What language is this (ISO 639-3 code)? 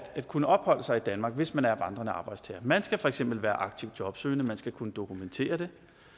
dan